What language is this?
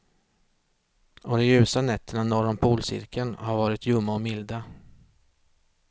Swedish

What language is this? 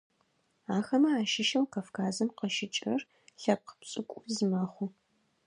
Adyghe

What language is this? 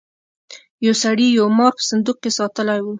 Pashto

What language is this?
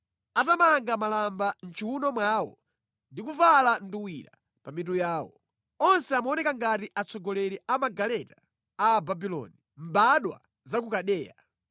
Nyanja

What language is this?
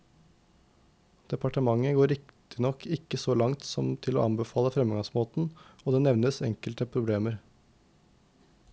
Norwegian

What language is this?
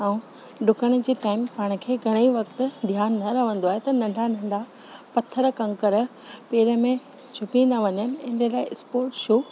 Sindhi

